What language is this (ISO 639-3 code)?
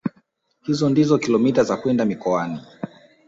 swa